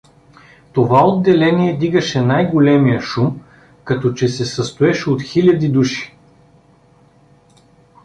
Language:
Bulgarian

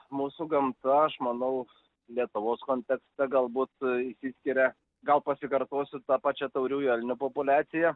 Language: Lithuanian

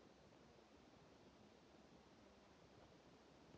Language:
Russian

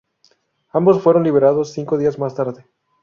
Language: Spanish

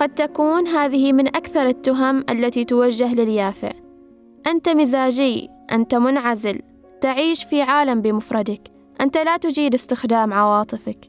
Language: Arabic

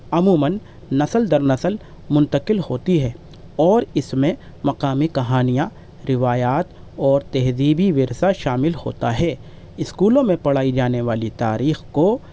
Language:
Urdu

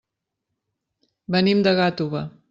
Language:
Catalan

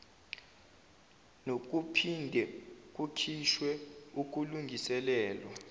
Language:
Zulu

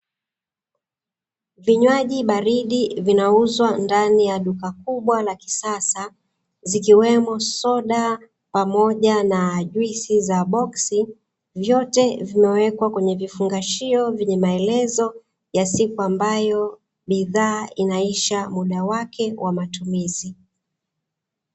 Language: Swahili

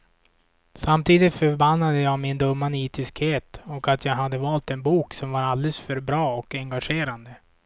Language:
Swedish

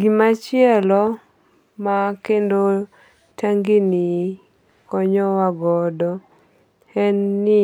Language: Luo (Kenya and Tanzania)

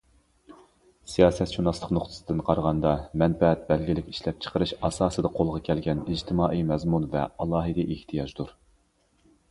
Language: Uyghur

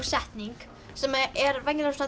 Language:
Icelandic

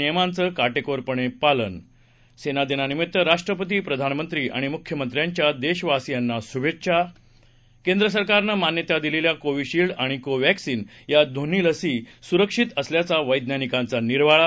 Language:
Marathi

